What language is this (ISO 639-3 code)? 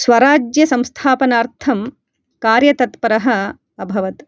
san